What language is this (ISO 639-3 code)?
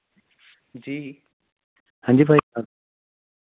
doi